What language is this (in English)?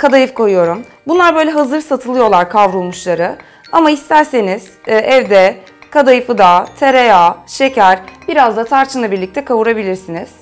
Turkish